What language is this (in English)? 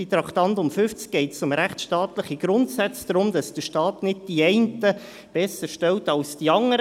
Swiss German